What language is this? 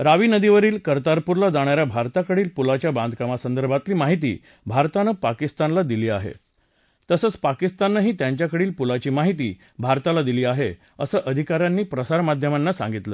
Marathi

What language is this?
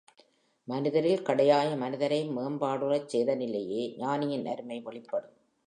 Tamil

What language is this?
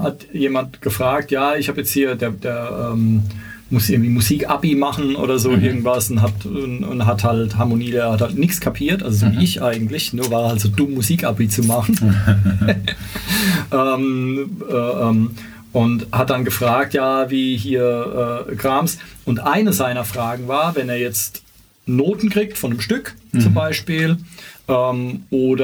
German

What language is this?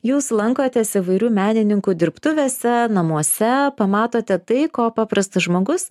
Lithuanian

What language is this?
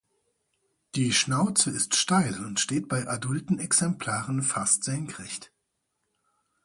German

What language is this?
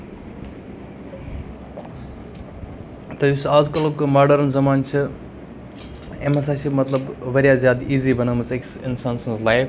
Kashmiri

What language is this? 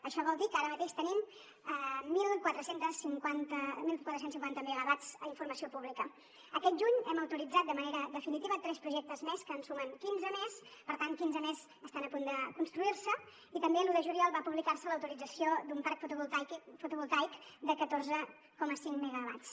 Catalan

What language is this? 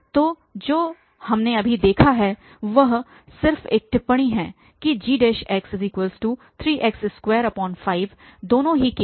Hindi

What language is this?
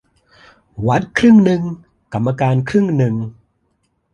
Thai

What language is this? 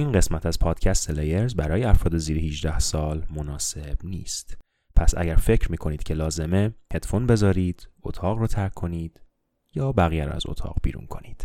Persian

